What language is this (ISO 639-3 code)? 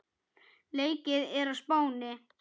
isl